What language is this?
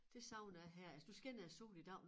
Danish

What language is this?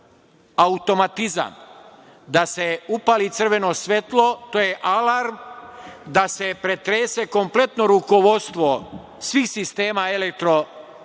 Serbian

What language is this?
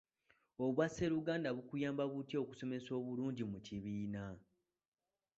Ganda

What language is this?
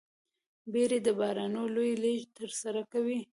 Pashto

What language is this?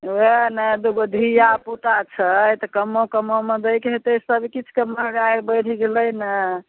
Maithili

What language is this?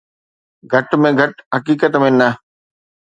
Sindhi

